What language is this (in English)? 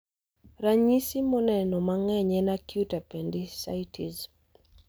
Luo (Kenya and Tanzania)